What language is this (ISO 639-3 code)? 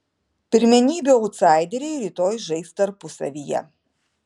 lit